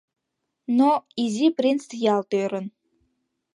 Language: Mari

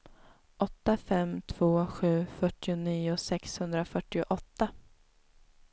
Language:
Swedish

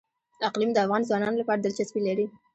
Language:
Pashto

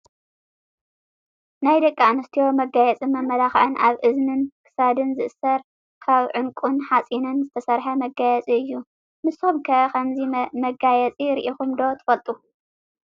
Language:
Tigrinya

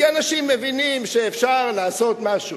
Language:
Hebrew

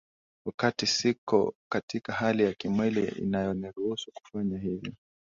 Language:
Swahili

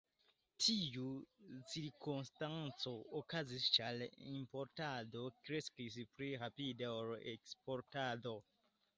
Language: Esperanto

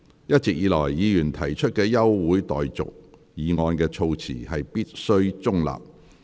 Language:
Cantonese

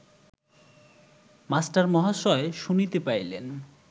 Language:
Bangla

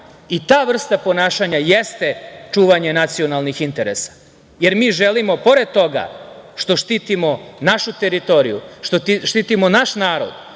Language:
Serbian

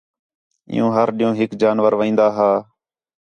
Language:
Khetrani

